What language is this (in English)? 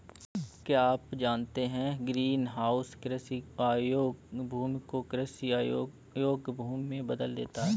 Hindi